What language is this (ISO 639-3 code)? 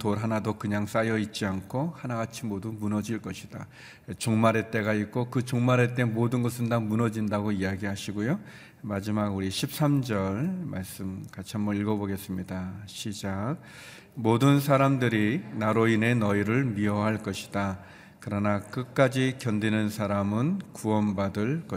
kor